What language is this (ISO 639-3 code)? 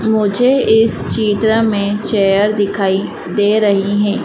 hin